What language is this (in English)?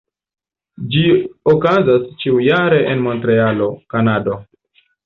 Esperanto